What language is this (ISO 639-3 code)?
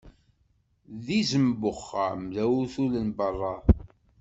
kab